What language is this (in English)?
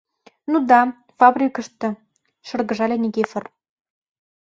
Mari